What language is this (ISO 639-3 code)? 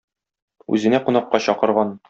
tat